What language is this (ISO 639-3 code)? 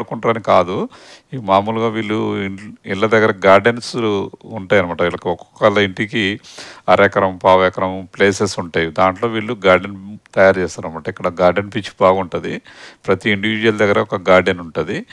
tel